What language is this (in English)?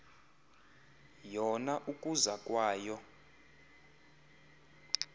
Xhosa